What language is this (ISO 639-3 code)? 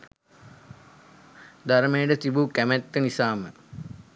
sin